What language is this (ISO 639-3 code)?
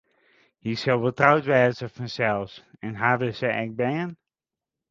fry